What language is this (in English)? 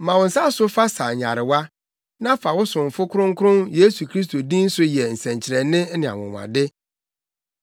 Akan